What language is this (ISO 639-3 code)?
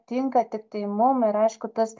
lit